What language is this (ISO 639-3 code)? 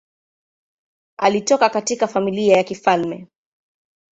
swa